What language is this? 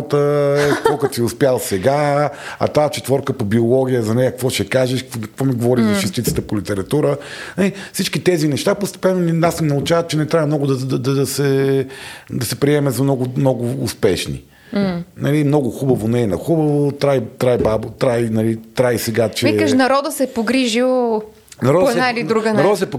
Bulgarian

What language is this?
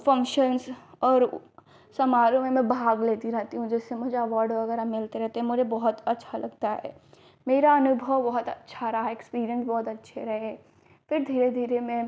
Hindi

